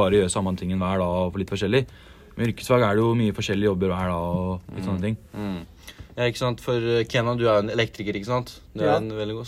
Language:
Amharic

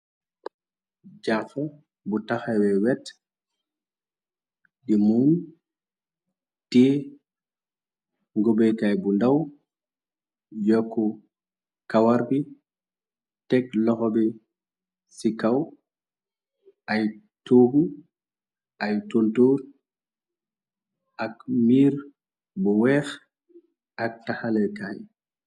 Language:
Wolof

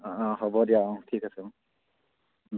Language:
Assamese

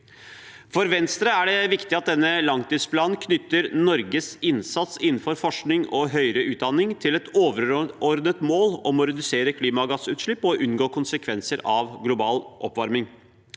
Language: Norwegian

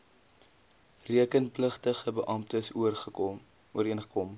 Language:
Afrikaans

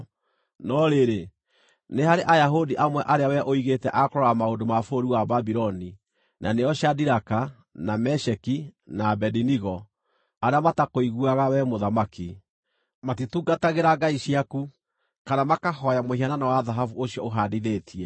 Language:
Kikuyu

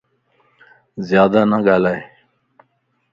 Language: Lasi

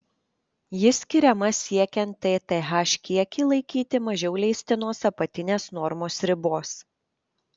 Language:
Lithuanian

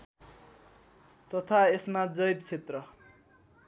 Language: Nepali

